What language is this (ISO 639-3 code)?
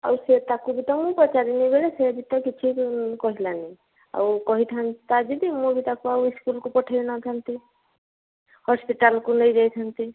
ori